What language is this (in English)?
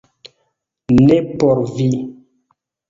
Esperanto